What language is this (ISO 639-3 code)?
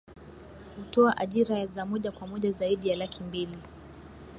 swa